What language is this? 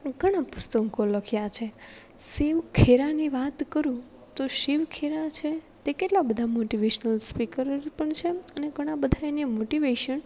Gujarati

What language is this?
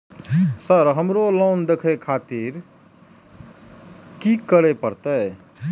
Maithili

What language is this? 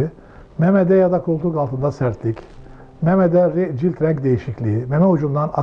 Turkish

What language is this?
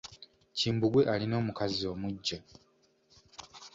Ganda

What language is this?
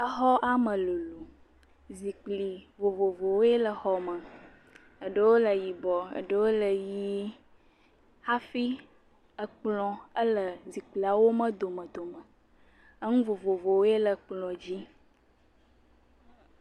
Ewe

